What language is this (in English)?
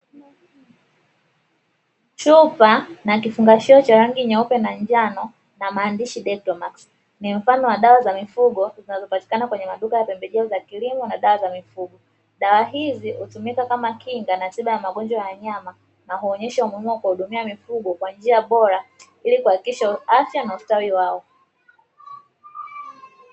Swahili